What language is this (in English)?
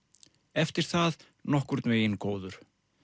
Icelandic